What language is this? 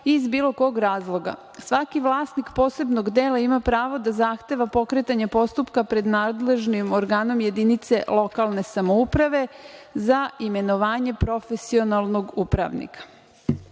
Serbian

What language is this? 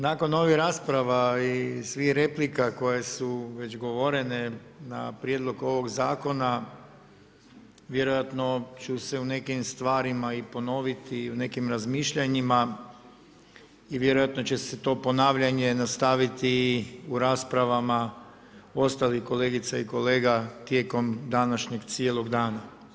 Croatian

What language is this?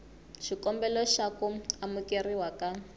Tsonga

